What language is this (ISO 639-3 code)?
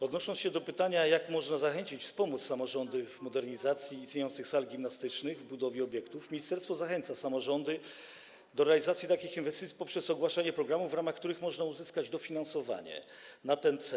pol